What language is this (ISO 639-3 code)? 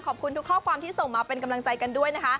tha